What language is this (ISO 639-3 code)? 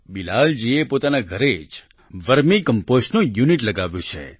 guj